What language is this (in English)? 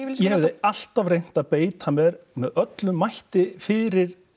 Icelandic